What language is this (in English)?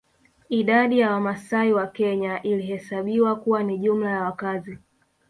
Swahili